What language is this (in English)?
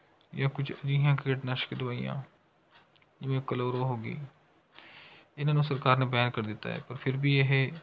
Punjabi